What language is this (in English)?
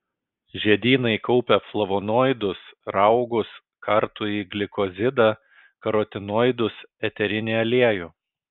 Lithuanian